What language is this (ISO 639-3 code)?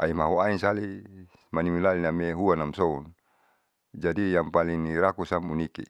sau